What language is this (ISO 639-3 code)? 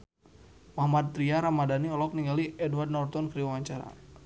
sun